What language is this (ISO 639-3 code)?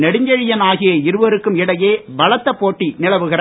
tam